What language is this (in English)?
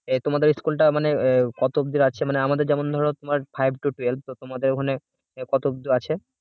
Bangla